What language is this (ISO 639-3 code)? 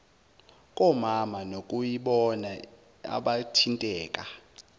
zul